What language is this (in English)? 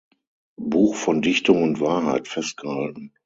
German